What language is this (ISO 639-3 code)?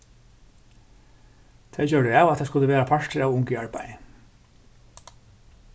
fao